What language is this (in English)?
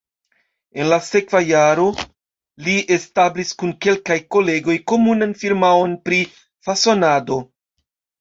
Esperanto